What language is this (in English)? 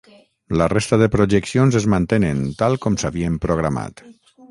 Catalan